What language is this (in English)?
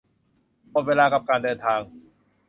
Thai